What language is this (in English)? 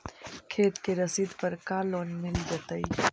Magahi